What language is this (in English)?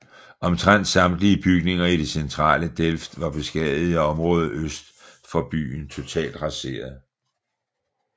Danish